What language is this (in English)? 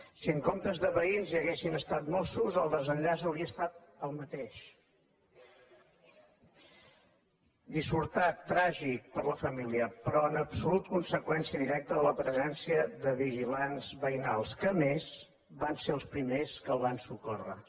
Catalan